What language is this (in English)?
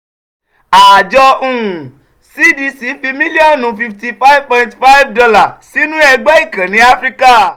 Yoruba